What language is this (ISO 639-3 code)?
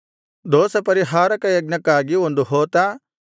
kan